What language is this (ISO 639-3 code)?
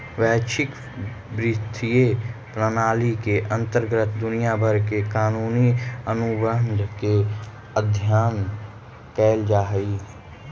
mag